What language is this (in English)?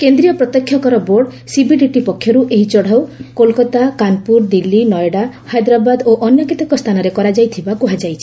Odia